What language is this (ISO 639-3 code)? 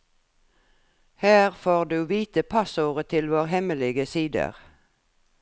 nor